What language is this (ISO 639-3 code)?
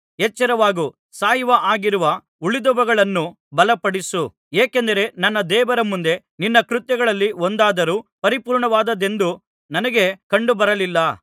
kan